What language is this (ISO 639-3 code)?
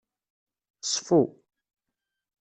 kab